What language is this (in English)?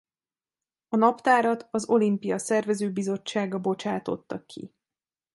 Hungarian